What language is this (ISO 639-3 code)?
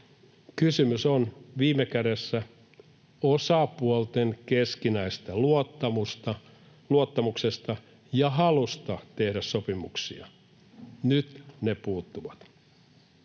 fin